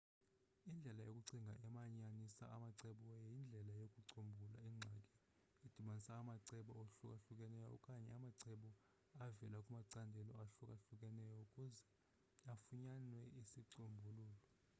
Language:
Xhosa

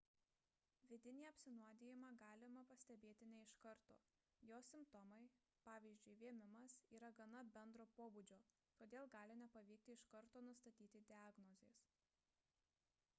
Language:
Lithuanian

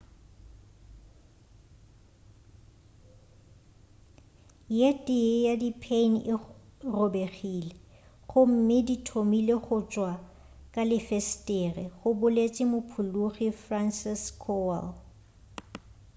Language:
Northern Sotho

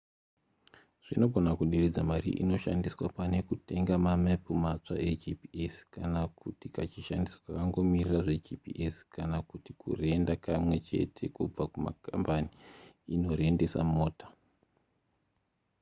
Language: Shona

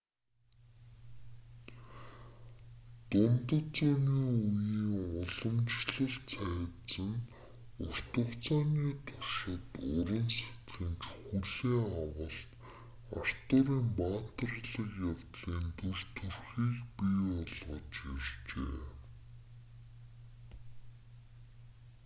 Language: Mongolian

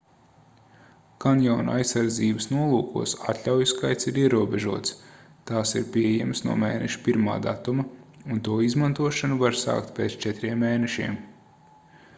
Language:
Latvian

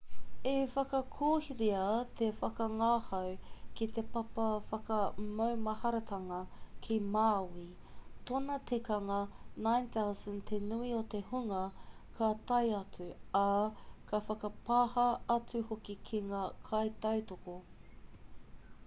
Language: Māori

